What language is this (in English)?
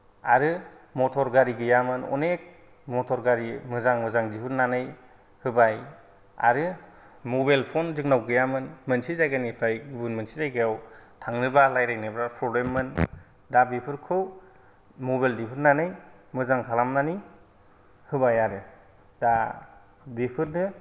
Bodo